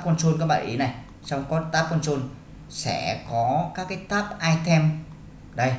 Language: Vietnamese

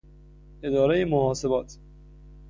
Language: Persian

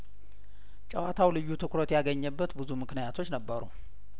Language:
Amharic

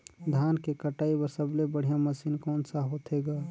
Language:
Chhattisgarhi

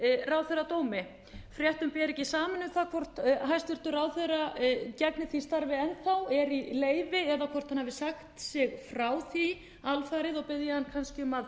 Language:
Icelandic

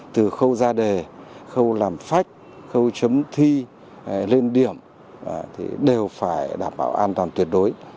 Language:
Vietnamese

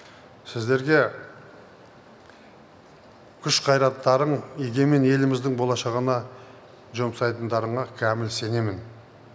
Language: Kazakh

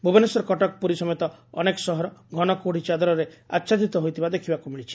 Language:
Odia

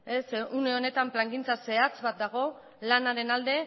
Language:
Basque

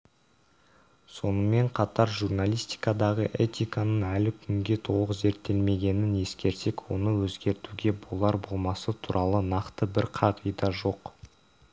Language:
Kazakh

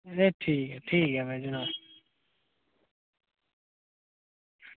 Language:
Dogri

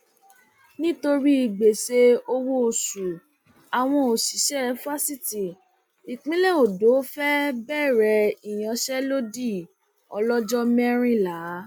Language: Yoruba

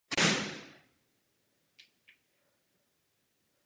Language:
Czech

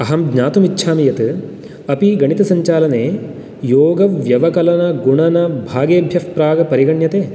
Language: Sanskrit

